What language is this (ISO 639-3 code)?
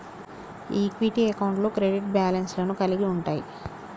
tel